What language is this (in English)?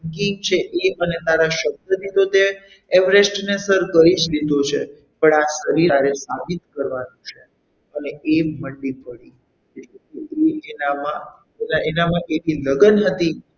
Gujarati